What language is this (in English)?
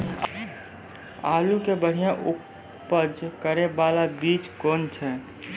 Maithili